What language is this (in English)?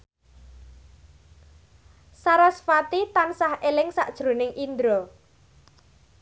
Javanese